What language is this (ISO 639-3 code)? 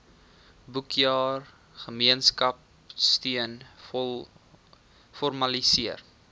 afr